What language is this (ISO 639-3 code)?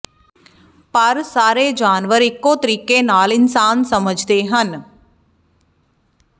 pan